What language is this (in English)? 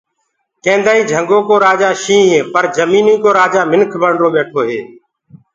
Gurgula